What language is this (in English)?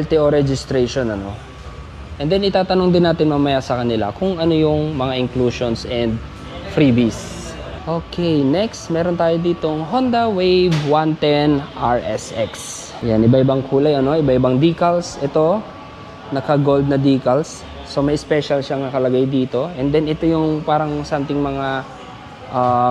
Filipino